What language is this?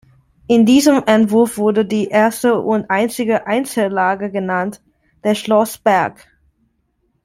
German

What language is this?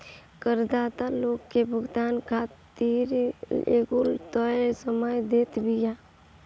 Bhojpuri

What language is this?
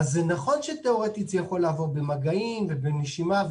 Hebrew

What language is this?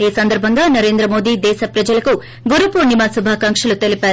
Telugu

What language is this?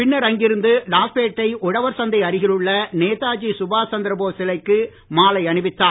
Tamil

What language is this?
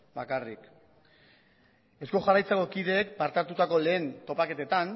Basque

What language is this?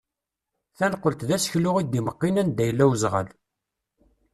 Kabyle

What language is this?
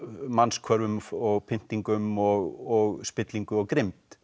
Icelandic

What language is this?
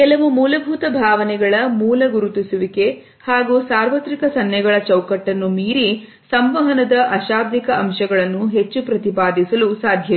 Kannada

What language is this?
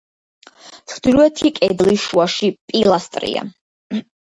Georgian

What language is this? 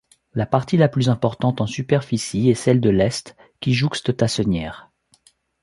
French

